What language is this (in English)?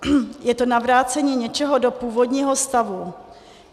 Czech